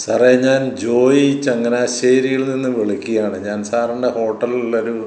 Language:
Malayalam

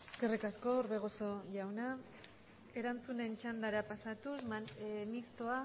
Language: Basque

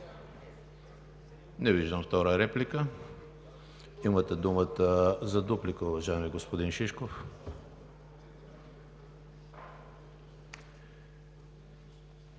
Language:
Bulgarian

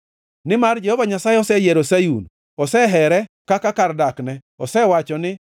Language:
Luo (Kenya and Tanzania)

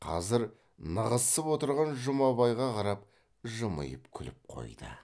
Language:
Kazakh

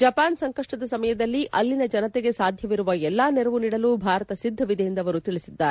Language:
Kannada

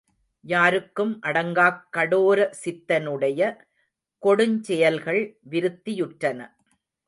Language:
Tamil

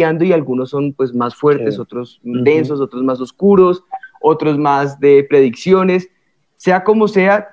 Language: Spanish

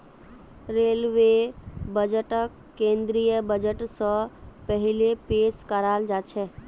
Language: Magahi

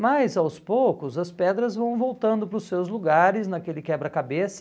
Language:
Portuguese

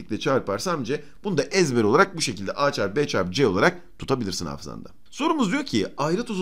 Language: Turkish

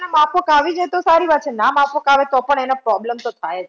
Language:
Gujarati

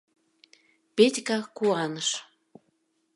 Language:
Mari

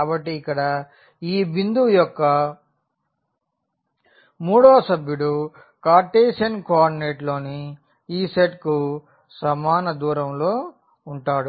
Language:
Telugu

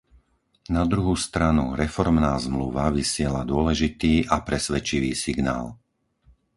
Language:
Slovak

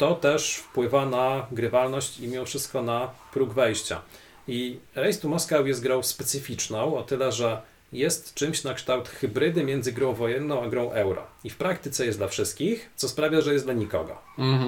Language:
Polish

